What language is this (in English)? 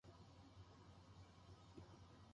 Japanese